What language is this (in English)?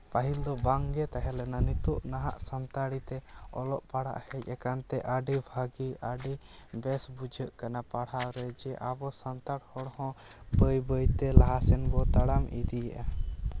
Santali